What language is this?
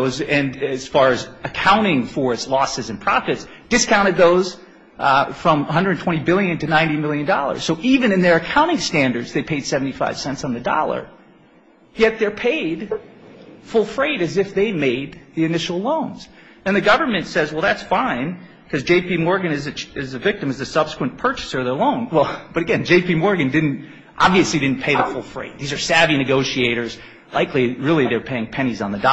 English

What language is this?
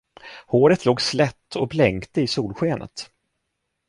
Swedish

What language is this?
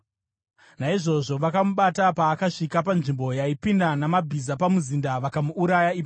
Shona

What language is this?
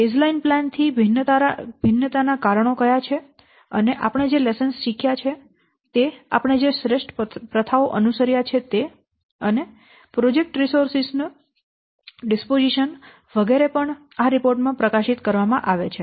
Gujarati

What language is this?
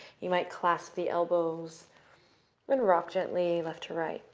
English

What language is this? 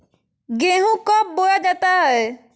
Magahi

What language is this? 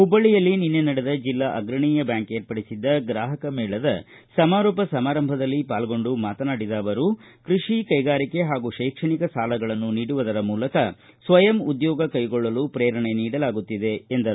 Kannada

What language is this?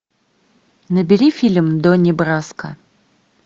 Russian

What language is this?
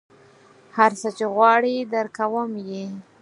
Pashto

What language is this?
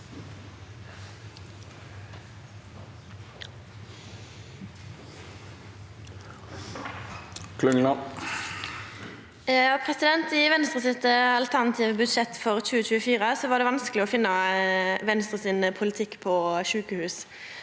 Norwegian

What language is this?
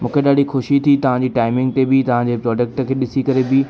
Sindhi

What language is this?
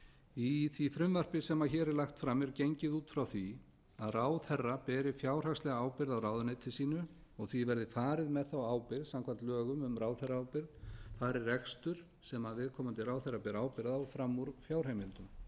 Icelandic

